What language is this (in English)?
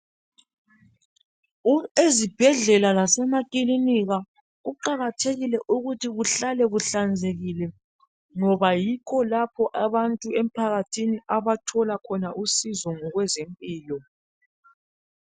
North Ndebele